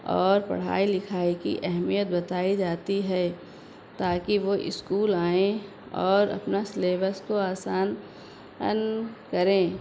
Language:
Urdu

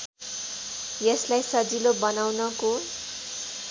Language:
Nepali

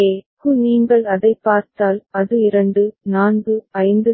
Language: Tamil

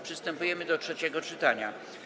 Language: Polish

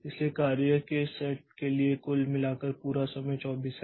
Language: Hindi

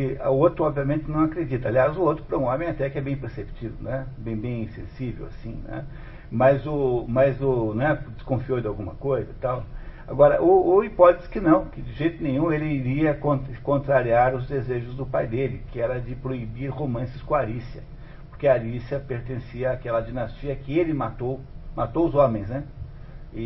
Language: Portuguese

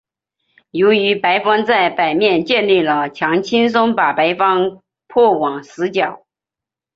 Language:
Chinese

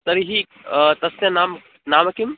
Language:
Sanskrit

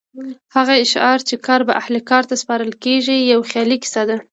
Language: Pashto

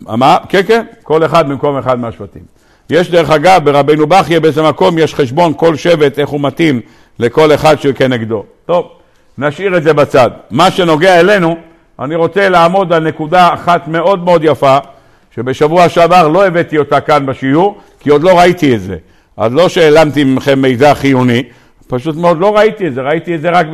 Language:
Hebrew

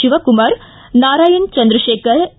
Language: Kannada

